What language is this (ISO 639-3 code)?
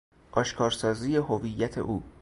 fas